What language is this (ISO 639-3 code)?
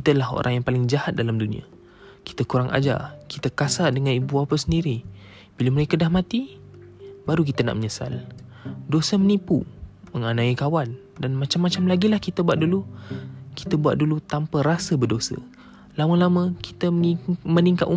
msa